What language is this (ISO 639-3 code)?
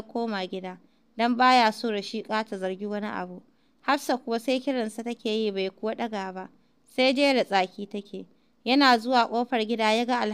ara